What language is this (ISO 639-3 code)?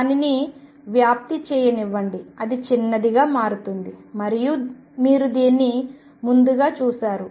tel